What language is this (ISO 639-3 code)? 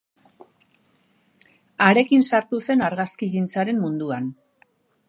eus